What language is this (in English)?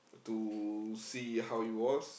English